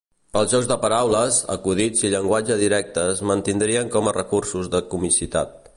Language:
Catalan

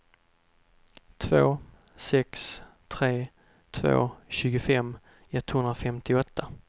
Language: Swedish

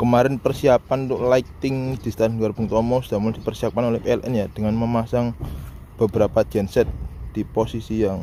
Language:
Indonesian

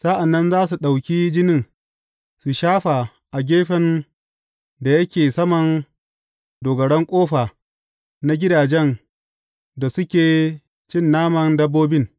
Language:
Hausa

